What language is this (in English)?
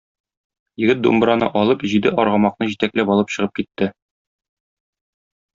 Tatar